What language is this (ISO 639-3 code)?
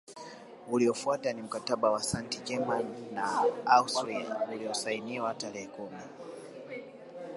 swa